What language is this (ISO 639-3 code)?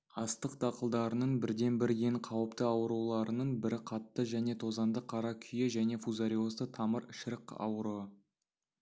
kaz